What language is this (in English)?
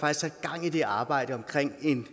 Danish